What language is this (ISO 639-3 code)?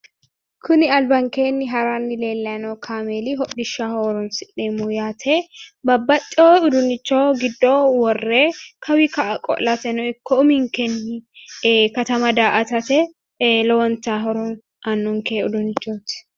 sid